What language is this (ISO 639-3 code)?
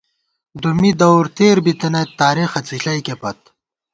gwt